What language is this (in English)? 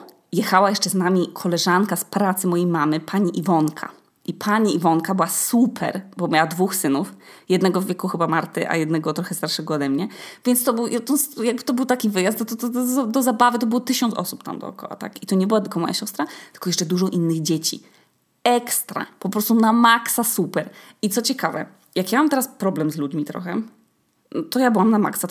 Polish